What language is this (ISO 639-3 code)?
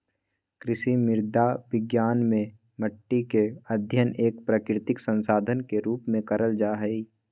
mag